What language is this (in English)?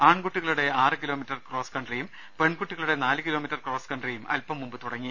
Malayalam